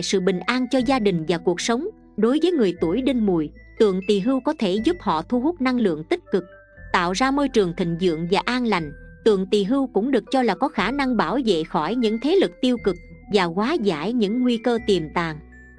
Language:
Vietnamese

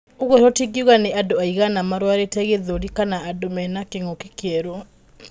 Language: Kikuyu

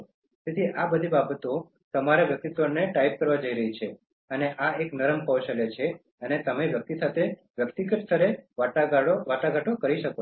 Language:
Gujarati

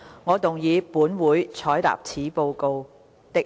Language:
Cantonese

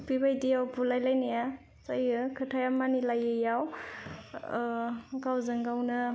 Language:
Bodo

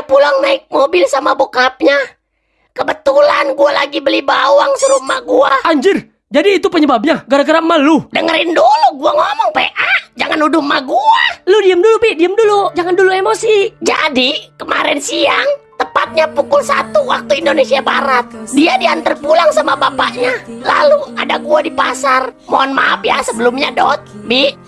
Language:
Indonesian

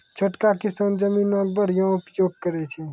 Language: Maithili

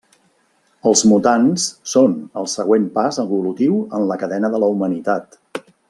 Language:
Catalan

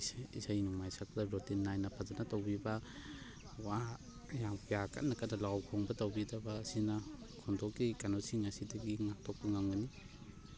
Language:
Manipuri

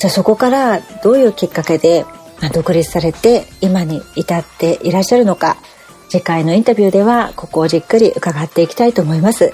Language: Japanese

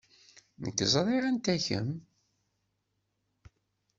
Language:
Kabyle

